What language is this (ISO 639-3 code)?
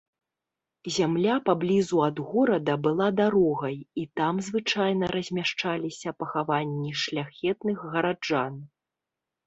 bel